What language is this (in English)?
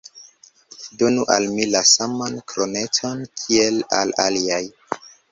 Esperanto